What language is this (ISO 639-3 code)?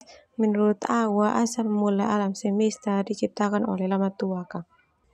twu